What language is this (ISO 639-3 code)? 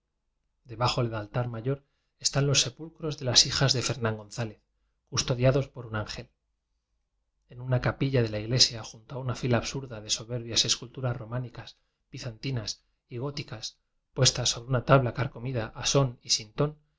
spa